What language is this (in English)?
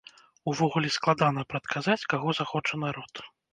Belarusian